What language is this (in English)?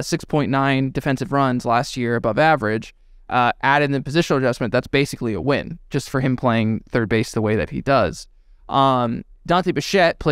English